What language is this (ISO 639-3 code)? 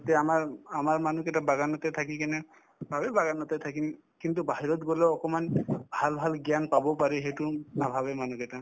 asm